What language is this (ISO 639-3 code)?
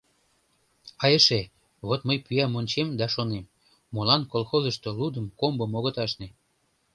chm